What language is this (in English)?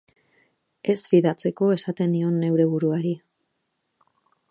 Basque